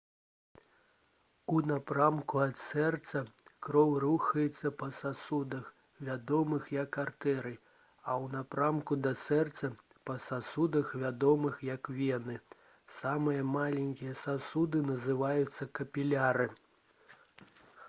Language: Belarusian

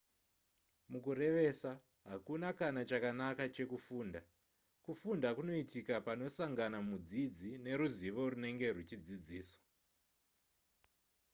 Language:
Shona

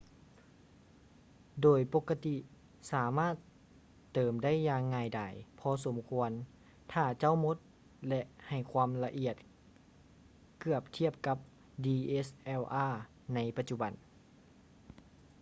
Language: Lao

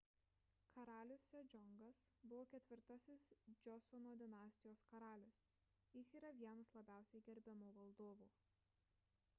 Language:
Lithuanian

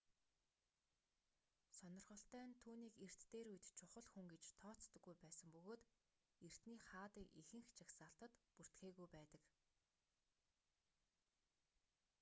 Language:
Mongolian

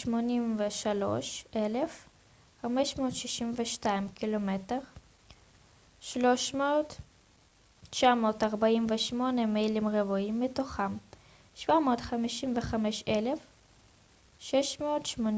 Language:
Hebrew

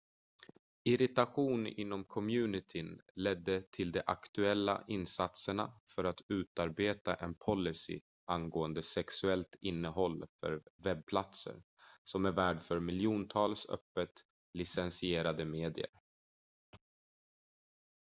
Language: Swedish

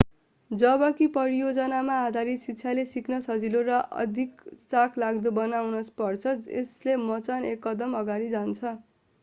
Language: Nepali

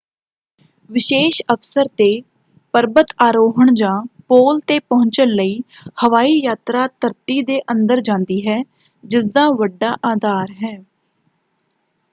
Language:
Punjabi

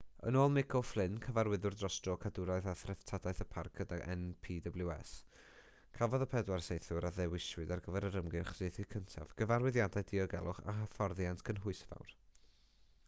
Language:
Welsh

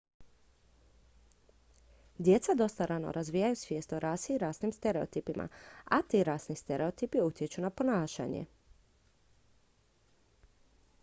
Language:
Croatian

